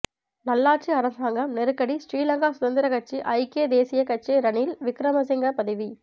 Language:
Tamil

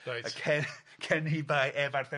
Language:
Welsh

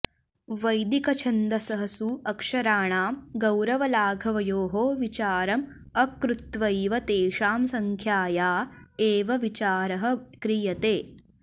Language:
Sanskrit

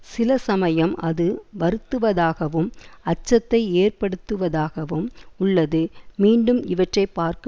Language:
Tamil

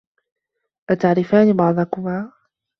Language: Arabic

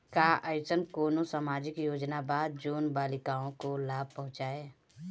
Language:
Bhojpuri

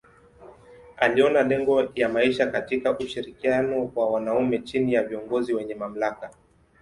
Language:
Swahili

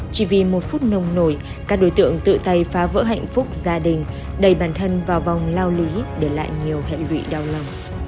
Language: Vietnamese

